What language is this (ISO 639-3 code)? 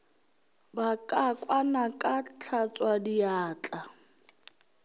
nso